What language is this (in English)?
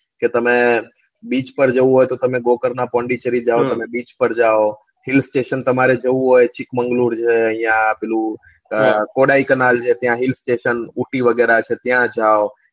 Gujarati